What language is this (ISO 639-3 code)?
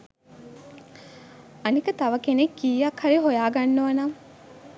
sin